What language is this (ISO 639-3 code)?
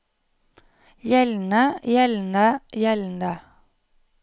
nor